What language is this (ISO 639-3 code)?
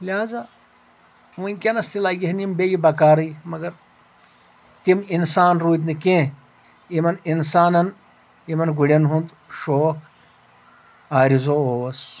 kas